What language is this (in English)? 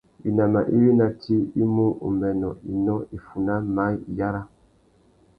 Tuki